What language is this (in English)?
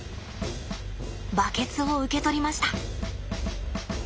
Japanese